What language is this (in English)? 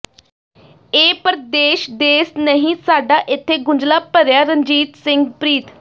Punjabi